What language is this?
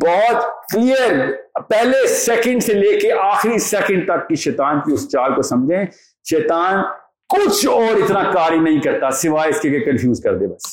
Urdu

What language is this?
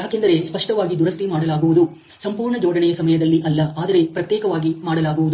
Kannada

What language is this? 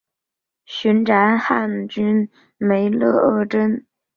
Chinese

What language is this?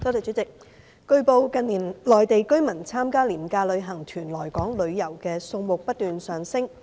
Cantonese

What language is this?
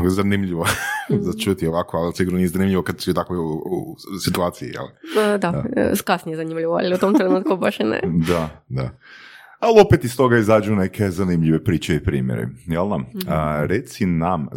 Croatian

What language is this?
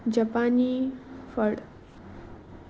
Konkani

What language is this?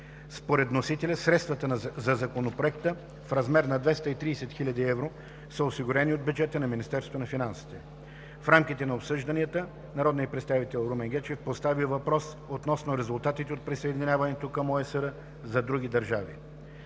Bulgarian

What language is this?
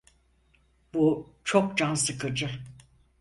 Turkish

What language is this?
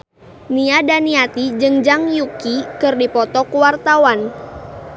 Sundanese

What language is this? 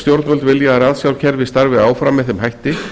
Icelandic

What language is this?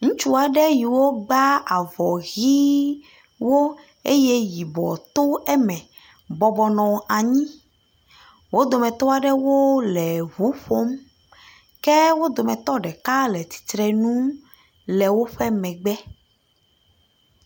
Ewe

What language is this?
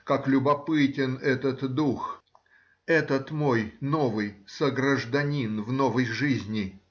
Russian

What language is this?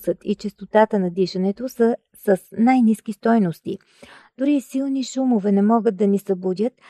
Bulgarian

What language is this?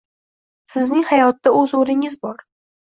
Uzbek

